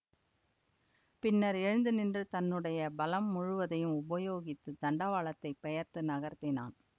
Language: Tamil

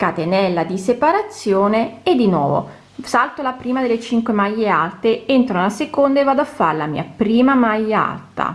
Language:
Italian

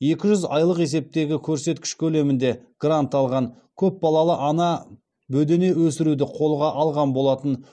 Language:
Kazakh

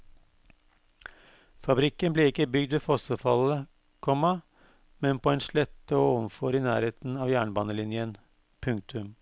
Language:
Norwegian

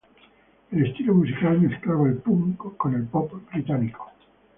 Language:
Spanish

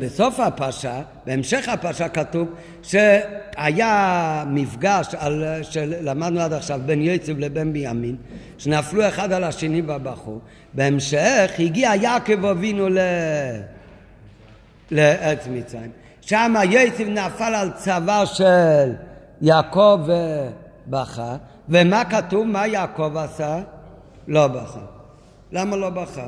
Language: Hebrew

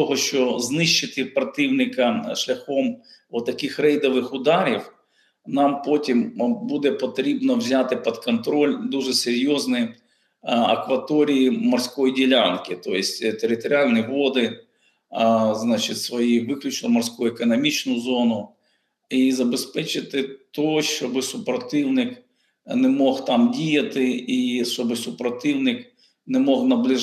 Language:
Ukrainian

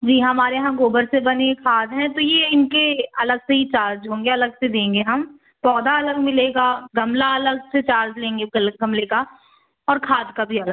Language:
Hindi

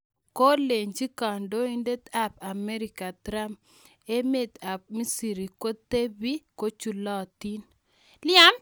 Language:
Kalenjin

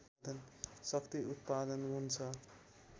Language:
Nepali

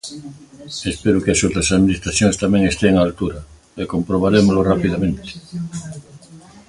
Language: Galician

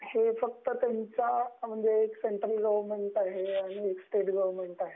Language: Marathi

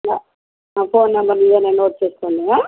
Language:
Telugu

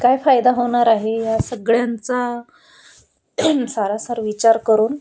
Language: Marathi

